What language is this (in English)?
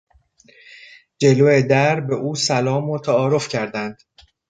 Persian